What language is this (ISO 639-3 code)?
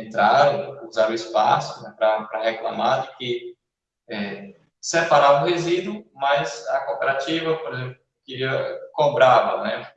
por